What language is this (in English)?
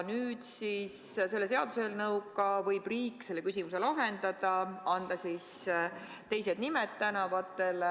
Estonian